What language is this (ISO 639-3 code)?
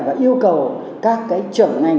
vie